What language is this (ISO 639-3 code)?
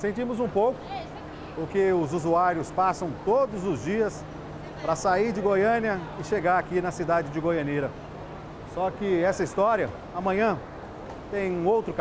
por